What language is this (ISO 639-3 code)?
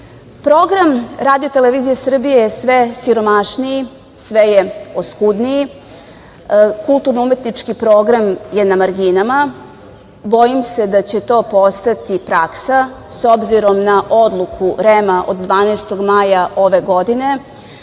srp